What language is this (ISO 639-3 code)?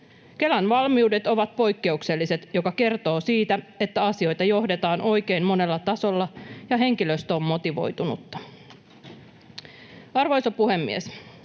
fin